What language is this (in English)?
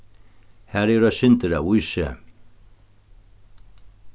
Faroese